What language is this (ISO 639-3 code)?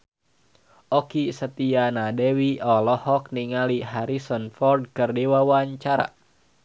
sun